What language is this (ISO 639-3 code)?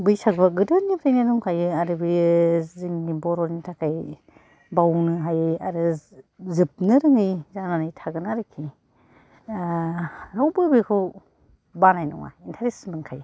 brx